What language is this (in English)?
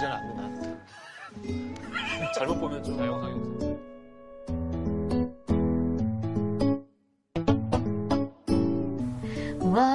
Korean